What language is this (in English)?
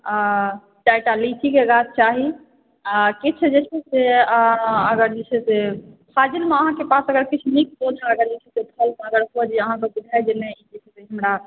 Maithili